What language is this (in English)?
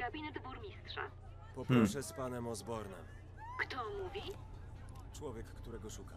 Polish